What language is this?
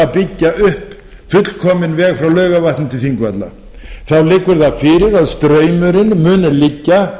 Icelandic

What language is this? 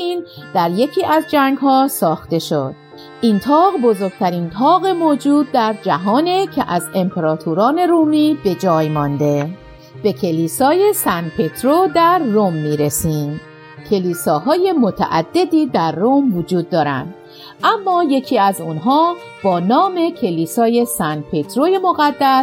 Persian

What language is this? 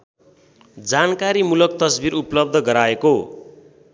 Nepali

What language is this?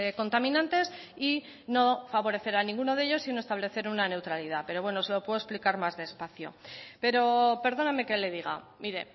Spanish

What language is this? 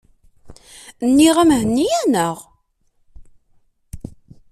Kabyle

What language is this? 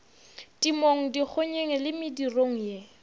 Northern Sotho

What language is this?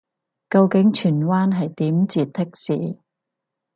Cantonese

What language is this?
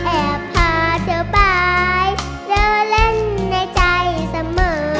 Thai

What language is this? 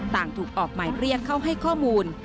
Thai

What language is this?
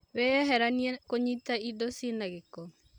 Kikuyu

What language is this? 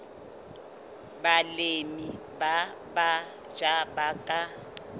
Southern Sotho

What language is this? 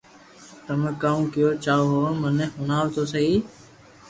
Loarki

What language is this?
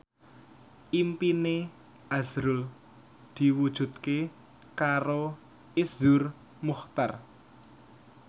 Javanese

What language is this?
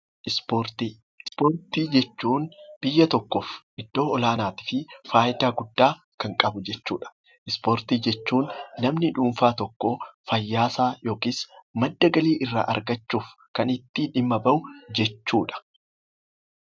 Oromo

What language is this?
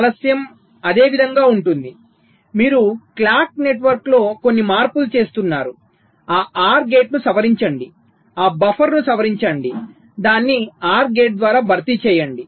Telugu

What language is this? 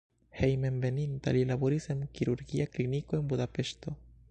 Esperanto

